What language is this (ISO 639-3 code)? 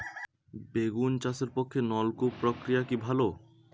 ben